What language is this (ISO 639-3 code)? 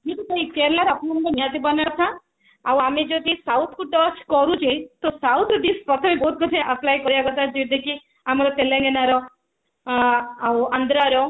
ori